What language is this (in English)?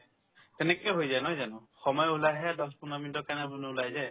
Assamese